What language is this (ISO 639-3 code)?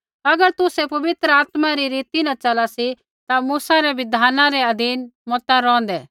kfx